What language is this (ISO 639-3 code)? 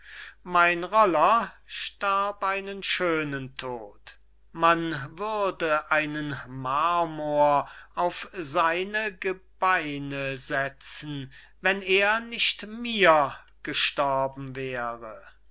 deu